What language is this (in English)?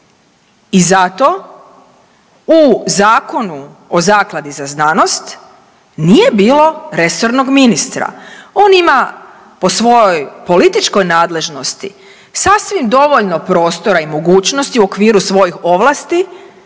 Croatian